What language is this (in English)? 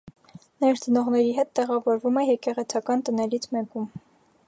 Armenian